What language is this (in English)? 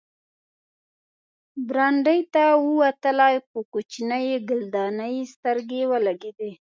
Pashto